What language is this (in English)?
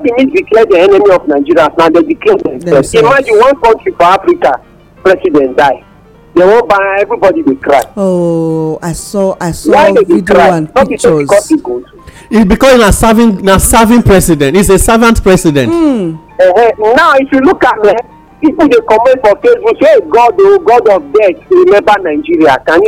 English